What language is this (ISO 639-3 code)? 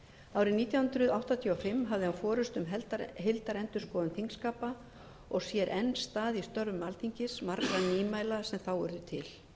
isl